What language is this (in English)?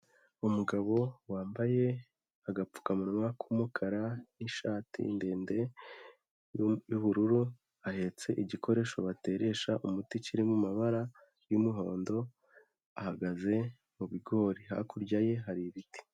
Kinyarwanda